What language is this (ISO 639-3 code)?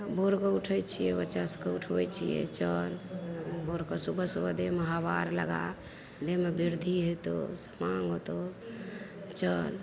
mai